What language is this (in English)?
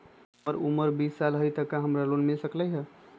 Magahi